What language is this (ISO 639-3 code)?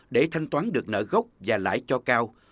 vie